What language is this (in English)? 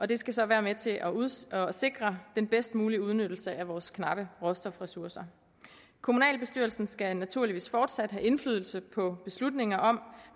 Danish